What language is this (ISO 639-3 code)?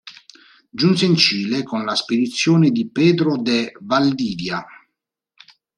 ita